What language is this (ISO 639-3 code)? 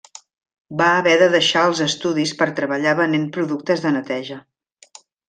cat